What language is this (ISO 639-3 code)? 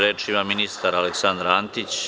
srp